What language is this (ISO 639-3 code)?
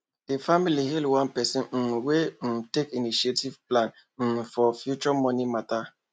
pcm